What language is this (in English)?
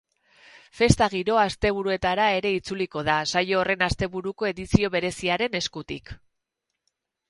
Basque